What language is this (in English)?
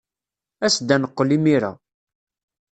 Kabyle